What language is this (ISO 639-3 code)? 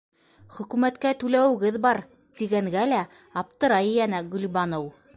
bak